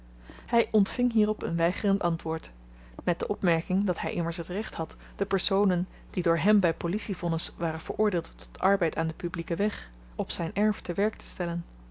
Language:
Dutch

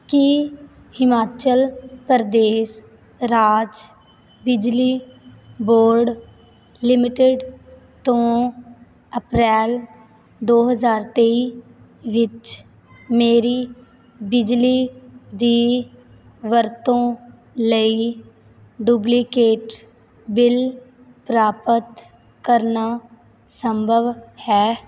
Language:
Punjabi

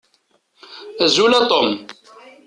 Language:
Kabyle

